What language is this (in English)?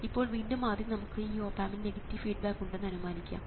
Malayalam